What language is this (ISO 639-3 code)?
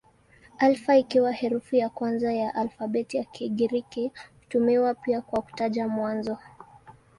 swa